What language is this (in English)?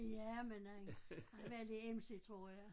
Danish